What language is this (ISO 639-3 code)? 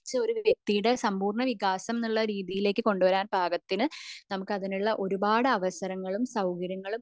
mal